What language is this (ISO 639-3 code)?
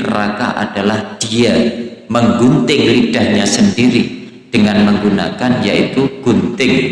ind